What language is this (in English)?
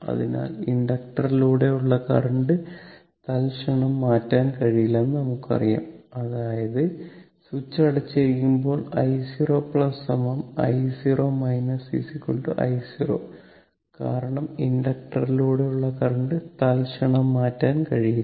Malayalam